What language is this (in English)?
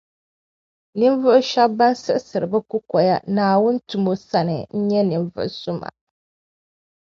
Dagbani